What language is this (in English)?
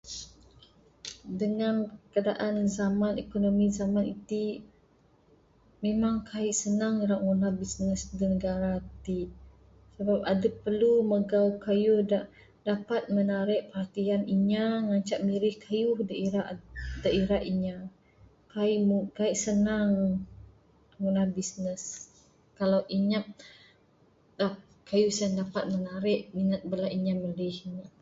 Bukar-Sadung Bidayuh